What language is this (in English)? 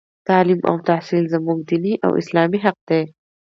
Pashto